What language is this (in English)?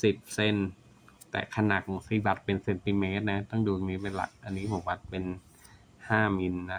Thai